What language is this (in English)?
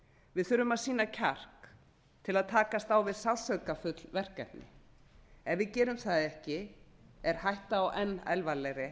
Icelandic